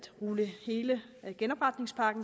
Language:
Danish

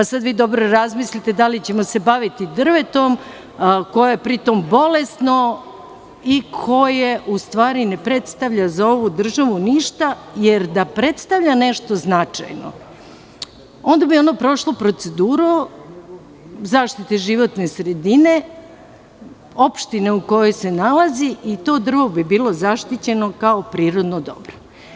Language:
Serbian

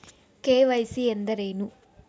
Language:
Kannada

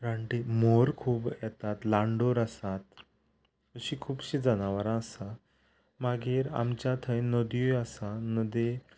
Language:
Konkani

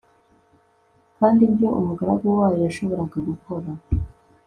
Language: Kinyarwanda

